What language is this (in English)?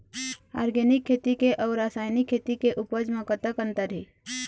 Chhattisgarhi